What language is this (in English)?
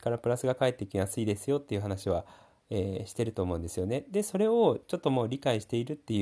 Japanese